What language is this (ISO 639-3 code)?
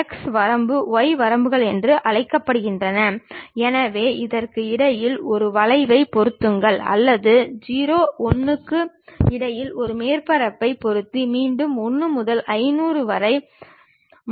tam